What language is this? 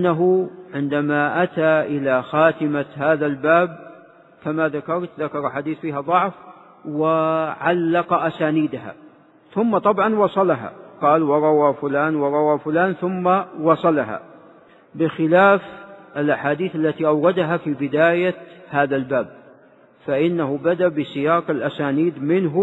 Arabic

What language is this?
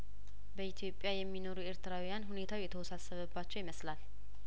Amharic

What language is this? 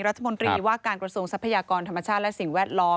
Thai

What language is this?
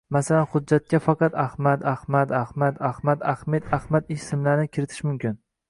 Uzbek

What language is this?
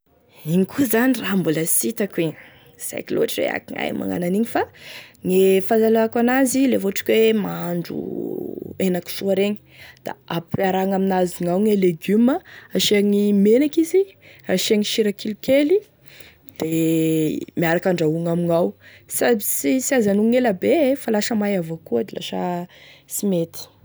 Tesaka Malagasy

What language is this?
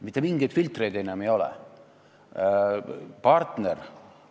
Estonian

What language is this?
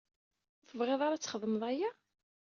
Kabyle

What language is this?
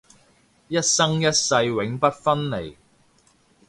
Cantonese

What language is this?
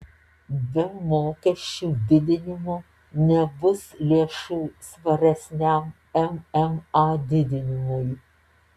Lithuanian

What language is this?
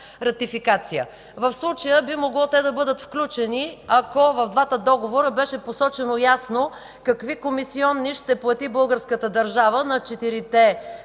Bulgarian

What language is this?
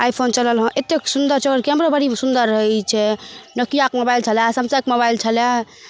Maithili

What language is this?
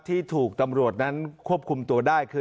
Thai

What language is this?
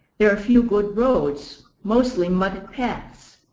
English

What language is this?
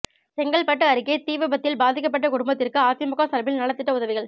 Tamil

